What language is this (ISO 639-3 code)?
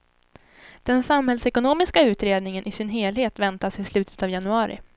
swe